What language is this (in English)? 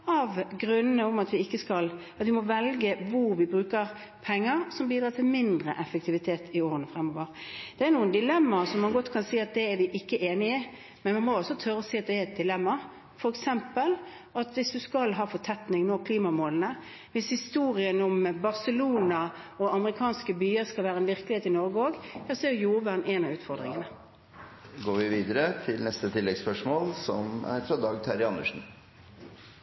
Norwegian